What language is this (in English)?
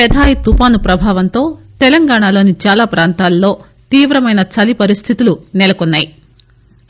Telugu